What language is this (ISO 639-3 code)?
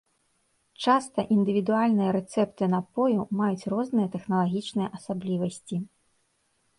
bel